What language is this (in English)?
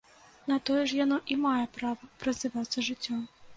Belarusian